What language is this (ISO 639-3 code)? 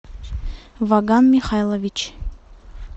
rus